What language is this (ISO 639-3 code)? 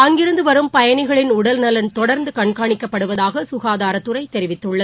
tam